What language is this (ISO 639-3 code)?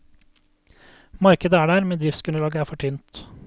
nor